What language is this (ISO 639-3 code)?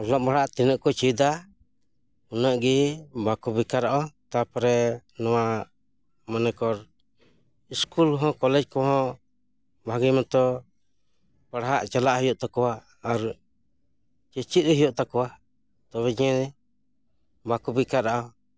sat